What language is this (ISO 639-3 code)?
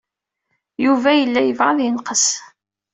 kab